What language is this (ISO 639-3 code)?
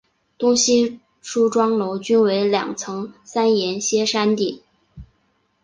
zho